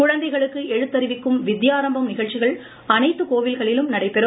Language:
Tamil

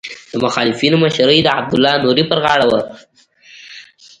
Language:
Pashto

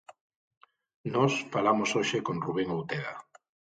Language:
Galician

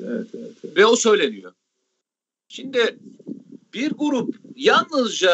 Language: Turkish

